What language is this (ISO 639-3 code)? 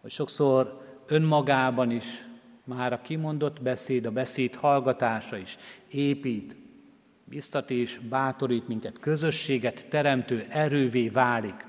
hun